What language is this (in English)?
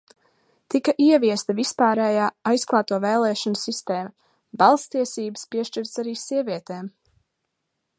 Latvian